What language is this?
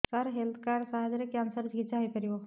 Odia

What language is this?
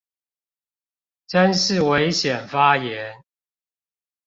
Chinese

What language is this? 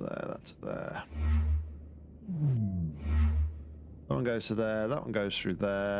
English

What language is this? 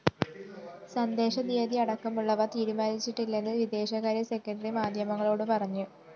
Malayalam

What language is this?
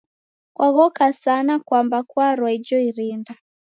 Taita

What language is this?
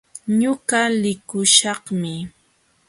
Jauja Wanca Quechua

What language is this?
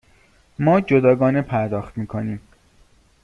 Persian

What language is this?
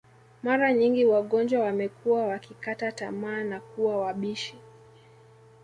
Swahili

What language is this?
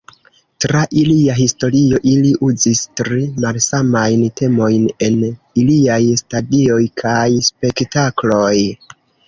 Esperanto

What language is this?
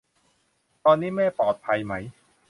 Thai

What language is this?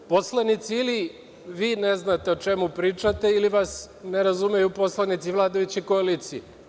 Serbian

